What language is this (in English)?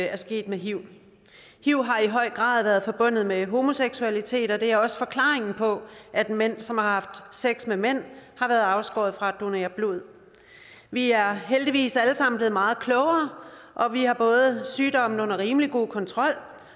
Danish